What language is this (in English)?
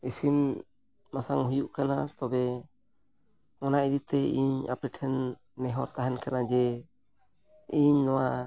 Santali